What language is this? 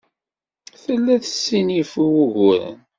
Kabyle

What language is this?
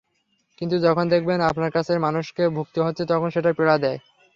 Bangla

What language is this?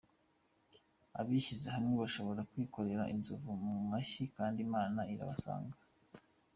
Kinyarwanda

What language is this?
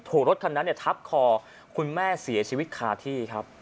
Thai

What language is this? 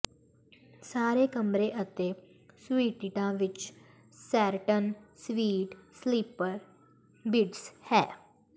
Punjabi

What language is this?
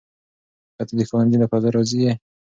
Pashto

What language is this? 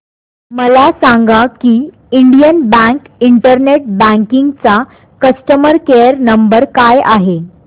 Marathi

